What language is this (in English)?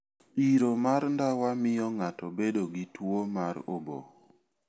Luo (Kenya and Tanzania)